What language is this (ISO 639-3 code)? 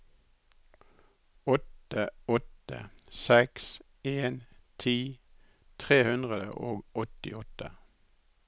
nor